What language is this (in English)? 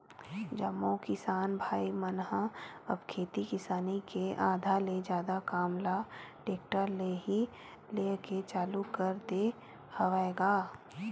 Chhattisgarhi